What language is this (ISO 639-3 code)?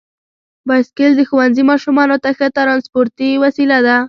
pus